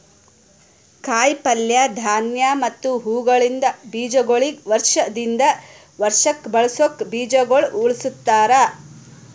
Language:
Kannada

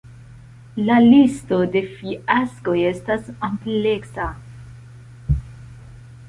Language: Esperanto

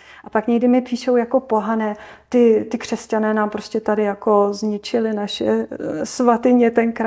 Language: Czech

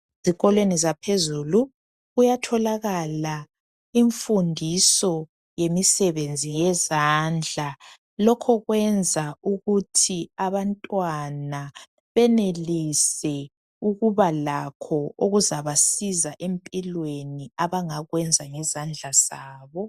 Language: North Ndebele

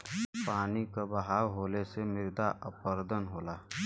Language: Bhojpuri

